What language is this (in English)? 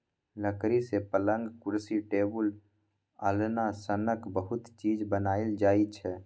Maithili